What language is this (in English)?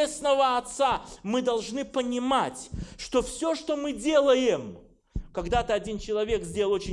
Russian